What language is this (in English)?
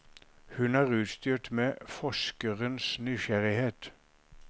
Norwegian